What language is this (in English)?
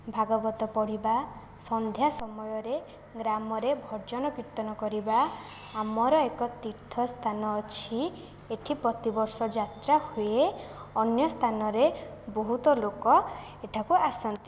Odia